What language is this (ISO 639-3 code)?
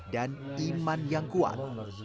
ind